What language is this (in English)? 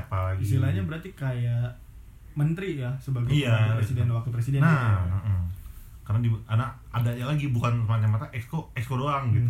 Indonesian